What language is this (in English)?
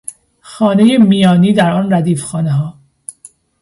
Persian